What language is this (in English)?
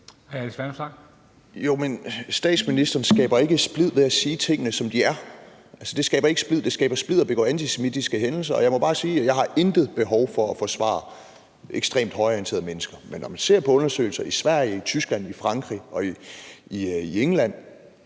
Danish